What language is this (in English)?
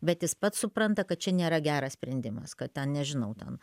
Lithuanian